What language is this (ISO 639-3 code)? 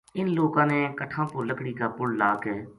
gju